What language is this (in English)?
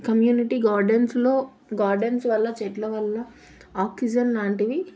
Telugu